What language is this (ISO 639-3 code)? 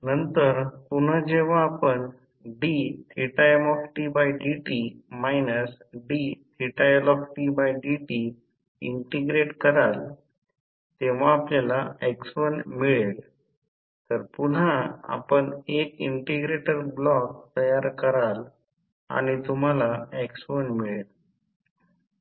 mar